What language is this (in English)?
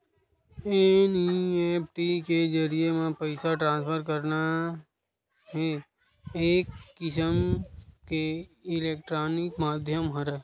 Chhattisgarhi